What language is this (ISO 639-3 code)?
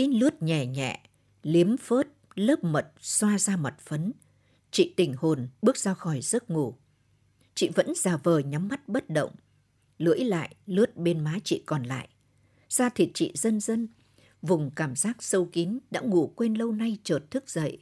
vie